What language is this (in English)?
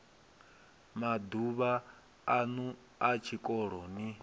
Venda